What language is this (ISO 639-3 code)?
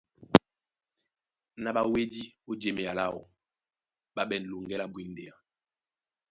dua